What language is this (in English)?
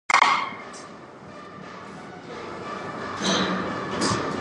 English